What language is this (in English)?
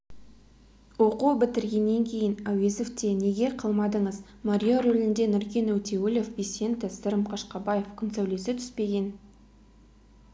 Kazakh